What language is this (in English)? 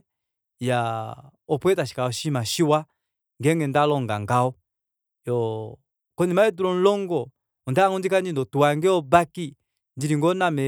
Kuanyama